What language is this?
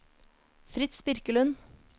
Norwegian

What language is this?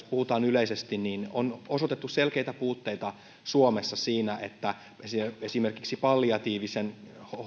Finnish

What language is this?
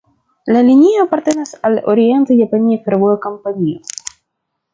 Esperanto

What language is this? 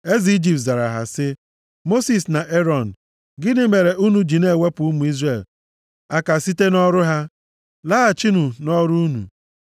Igbo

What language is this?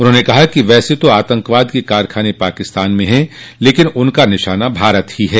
Hindi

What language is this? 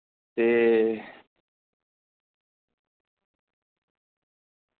Dogri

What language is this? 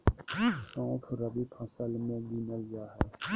Magahi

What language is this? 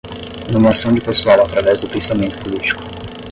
Portuguese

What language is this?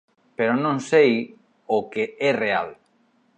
Galician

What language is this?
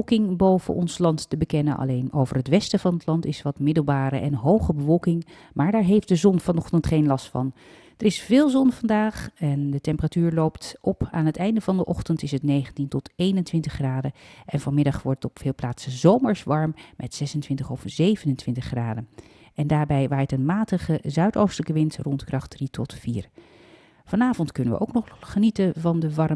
Dutch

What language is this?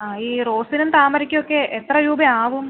Malayalam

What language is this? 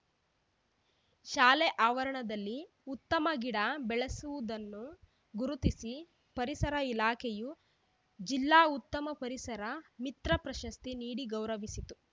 Kannada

